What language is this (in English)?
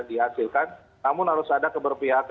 Indonesian